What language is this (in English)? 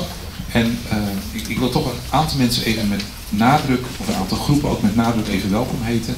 Dutch